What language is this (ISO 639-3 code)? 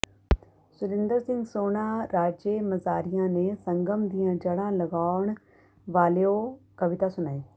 pan